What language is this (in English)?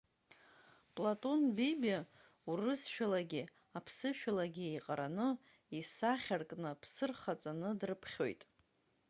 Abkhazian